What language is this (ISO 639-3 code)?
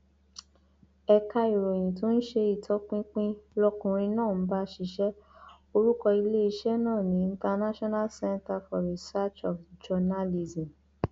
yor